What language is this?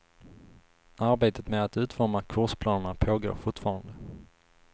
Swedish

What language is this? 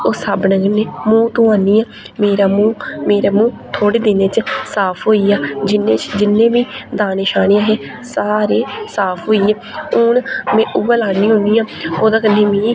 Dogri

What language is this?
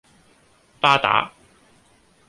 Cantonese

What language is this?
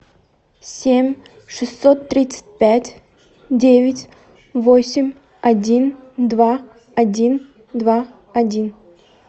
Russian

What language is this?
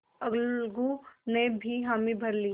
Hindi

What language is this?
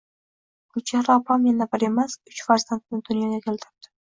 Uzbek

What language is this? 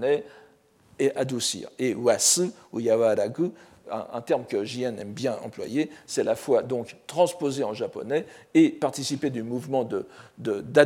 French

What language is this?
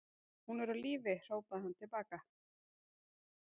Icelandic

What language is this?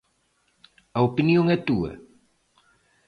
Galician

